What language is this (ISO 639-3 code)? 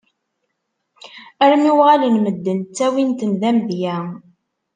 kab